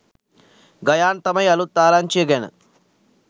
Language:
Sinhala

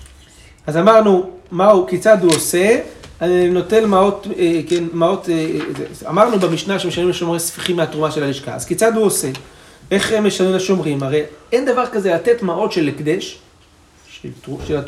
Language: Hebrew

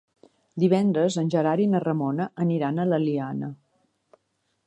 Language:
Catalan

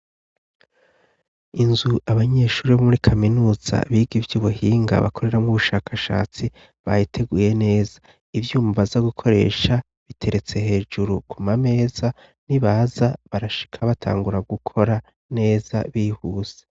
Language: Rundi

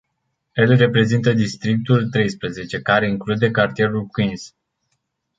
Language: Romanian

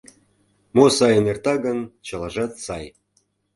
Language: Mari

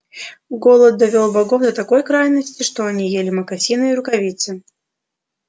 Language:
Russian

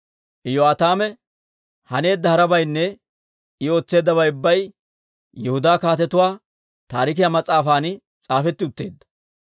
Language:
Dawro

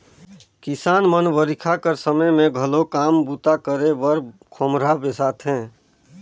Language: Chhattisgarhi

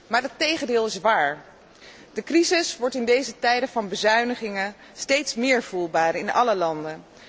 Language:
Dutch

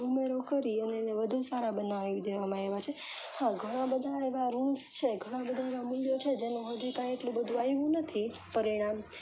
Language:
Gujarati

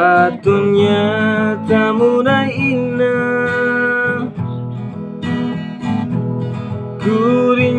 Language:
Indonesian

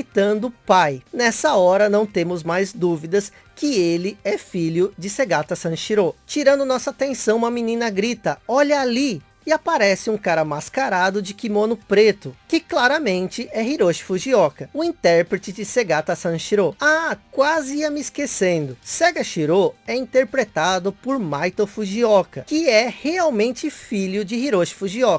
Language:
Portuguese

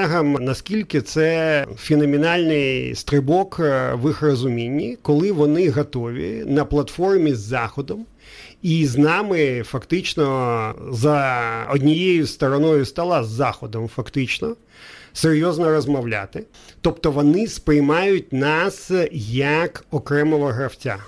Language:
Ukrainian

